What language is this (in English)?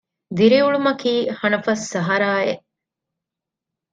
Divehi